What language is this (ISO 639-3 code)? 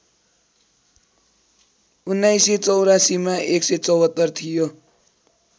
nep